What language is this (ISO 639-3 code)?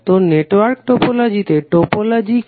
ben